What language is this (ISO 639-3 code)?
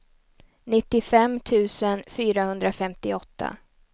swe